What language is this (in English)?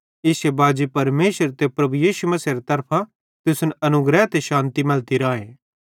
Bhadrawahi